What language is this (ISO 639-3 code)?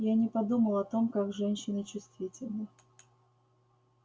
rus